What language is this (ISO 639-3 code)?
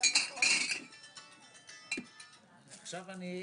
heb